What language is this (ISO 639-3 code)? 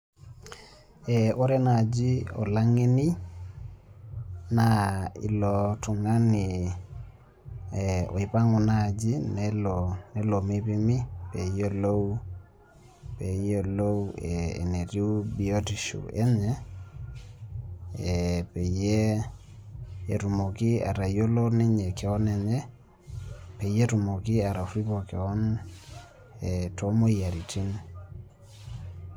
mas